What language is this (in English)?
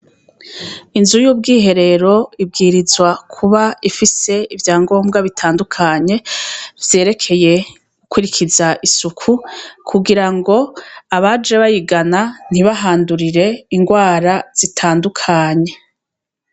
Rundi